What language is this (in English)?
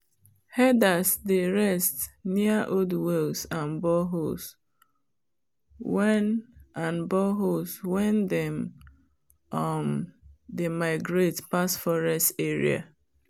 Nigerian Pidgin